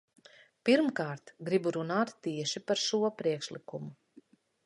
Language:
Latvian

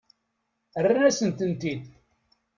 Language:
Kabyle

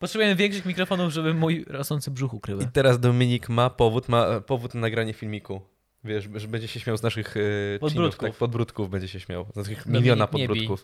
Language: Polish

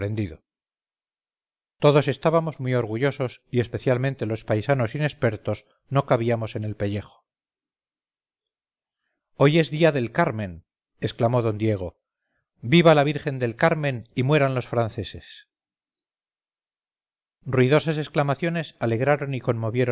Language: Spanish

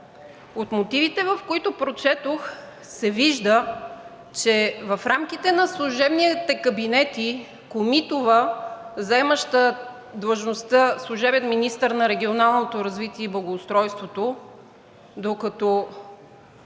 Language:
Bulgarian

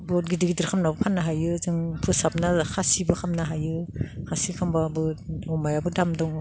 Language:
Bodo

